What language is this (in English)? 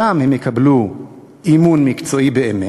Hebrew